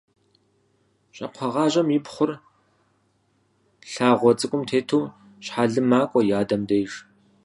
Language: Kabardian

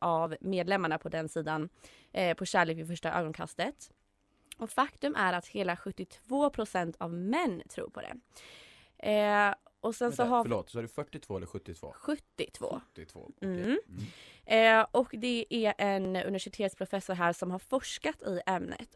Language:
Swedish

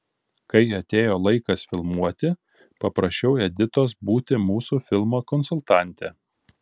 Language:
Lithuanian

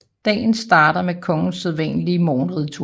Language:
Danish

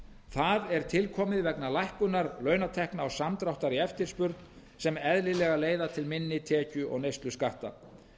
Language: Icelandic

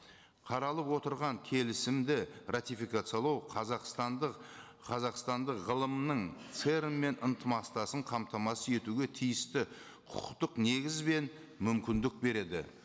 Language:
Kazakh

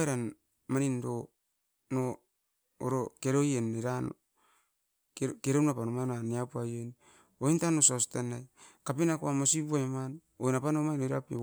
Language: Askopan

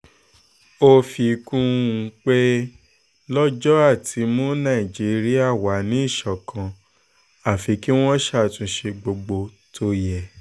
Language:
Yoruba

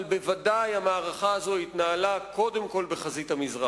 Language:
Hebrew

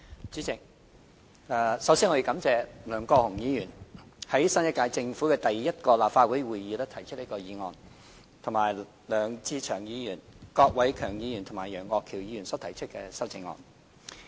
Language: Cantonese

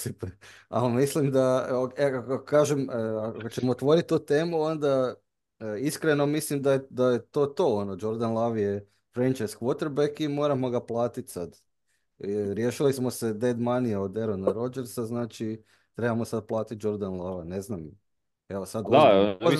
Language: Croatian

